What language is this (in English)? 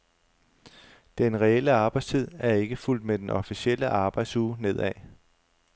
Danish